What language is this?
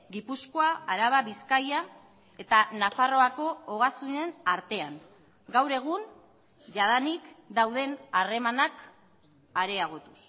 Basque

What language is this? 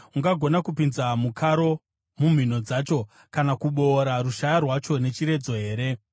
Shona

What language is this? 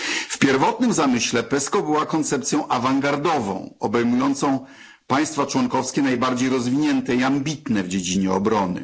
Polish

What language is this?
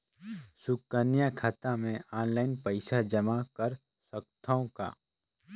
Chhattisgarhi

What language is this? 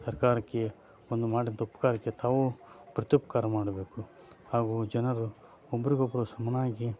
Kannada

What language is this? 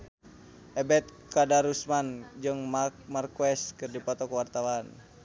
Sundanese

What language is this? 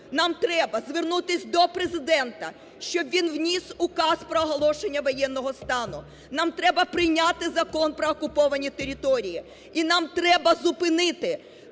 Ukrainian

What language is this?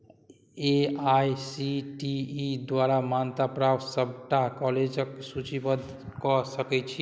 Maithili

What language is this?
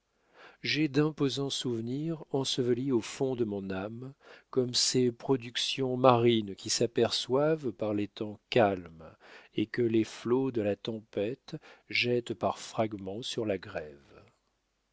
French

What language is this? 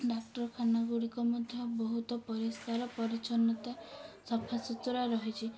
Odia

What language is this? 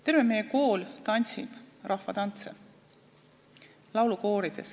Estonian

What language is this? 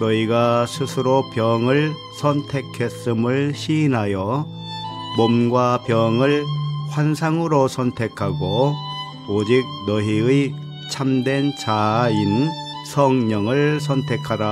Korean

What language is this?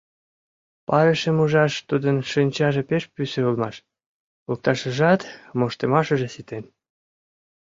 Mari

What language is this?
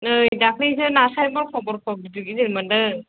Bodo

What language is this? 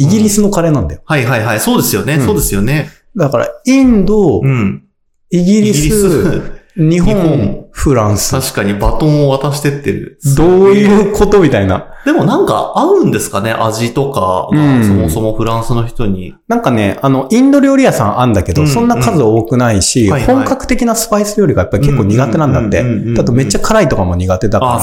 Japanese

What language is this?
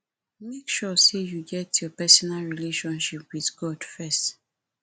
Nigerian Pidgin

